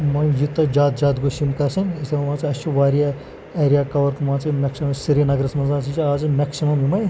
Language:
Kashmiri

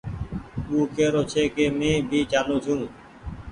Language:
Goaria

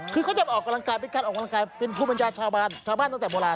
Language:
Thai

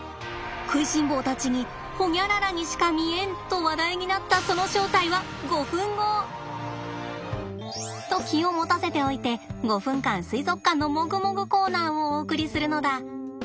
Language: Japanese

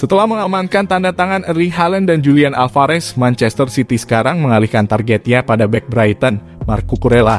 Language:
Indonesian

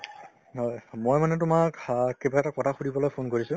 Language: Assamese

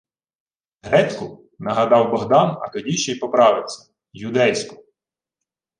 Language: Ukrainian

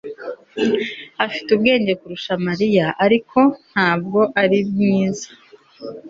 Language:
Kinyarwanda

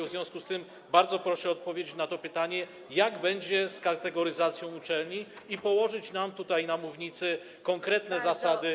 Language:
Polish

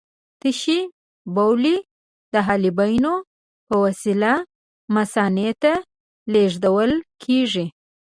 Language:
Pashto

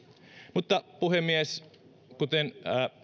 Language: Finnish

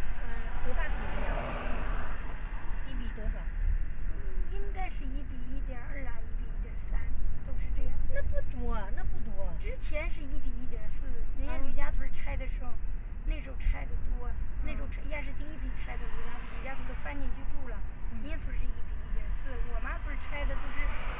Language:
Chinese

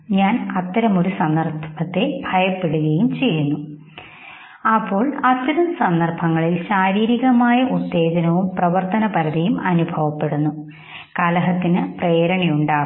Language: Malayalam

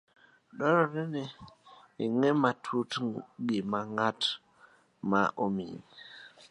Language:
Luo (Kenya and Tanzania)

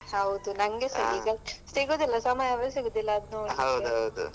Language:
Kannada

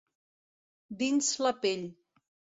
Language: Catalan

